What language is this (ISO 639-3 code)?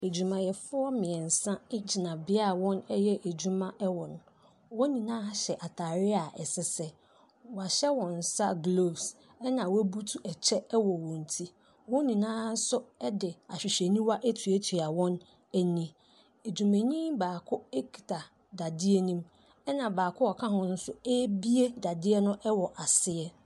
aka